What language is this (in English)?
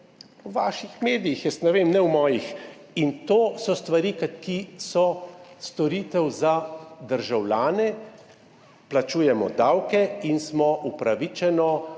Slovenian